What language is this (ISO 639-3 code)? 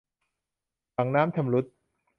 tha